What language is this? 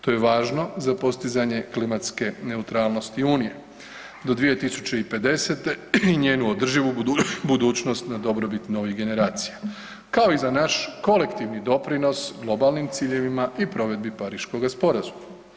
Croatian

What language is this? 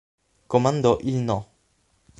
Italian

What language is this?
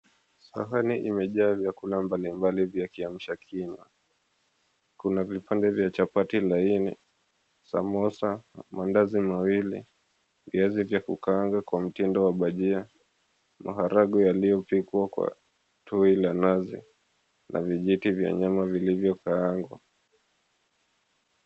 Swahili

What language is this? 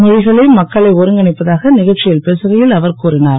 Tamil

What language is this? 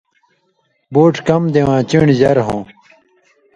Indus Kohistani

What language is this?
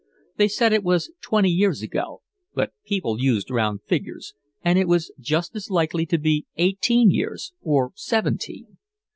English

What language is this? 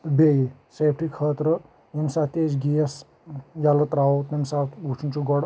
Kashmiri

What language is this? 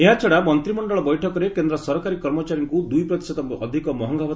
Odia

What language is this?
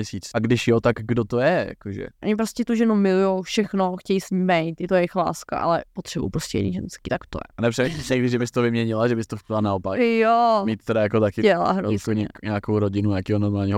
Czech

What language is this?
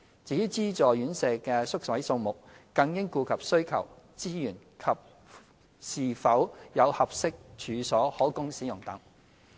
Cantonese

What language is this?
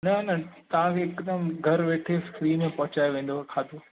Sindhi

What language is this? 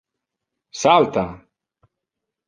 Interlingua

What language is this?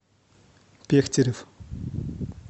Russian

